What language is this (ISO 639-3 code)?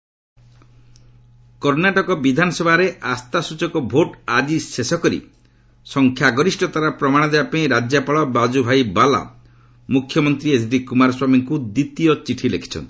ori